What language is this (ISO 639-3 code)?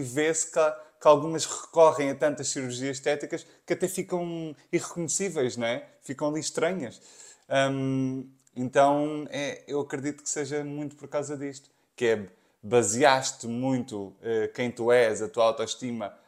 por